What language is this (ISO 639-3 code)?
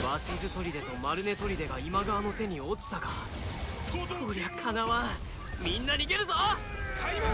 jpn